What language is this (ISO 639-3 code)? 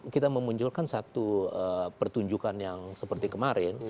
ind